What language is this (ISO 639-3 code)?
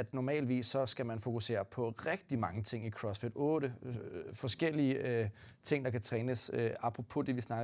dan